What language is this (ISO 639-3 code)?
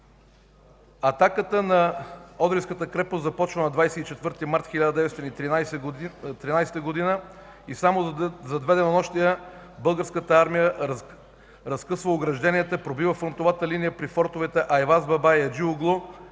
bul